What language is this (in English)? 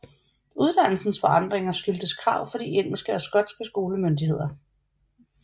Danish